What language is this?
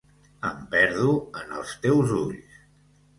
Catalan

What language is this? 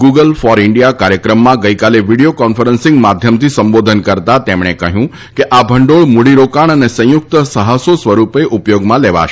Gujarati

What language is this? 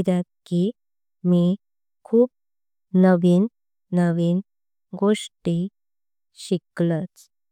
Konkani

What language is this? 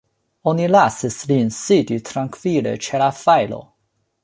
Esperanto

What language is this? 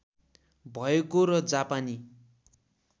Nepali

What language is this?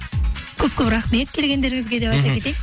Kazakh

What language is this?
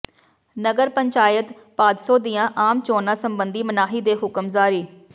Punjabi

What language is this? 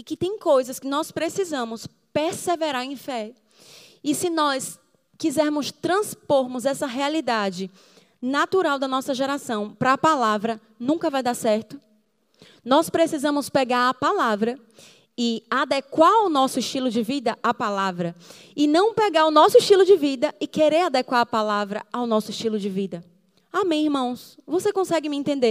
Portuguese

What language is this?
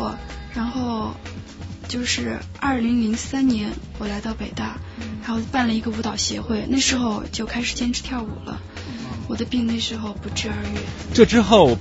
Chinese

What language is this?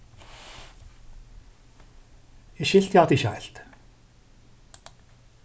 Faroese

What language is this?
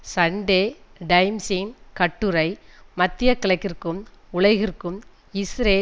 Tamil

